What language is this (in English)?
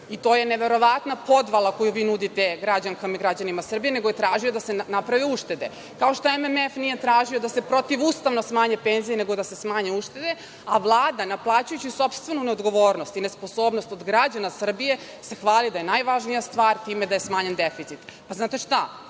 Serbian